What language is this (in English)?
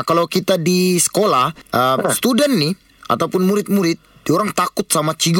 Malay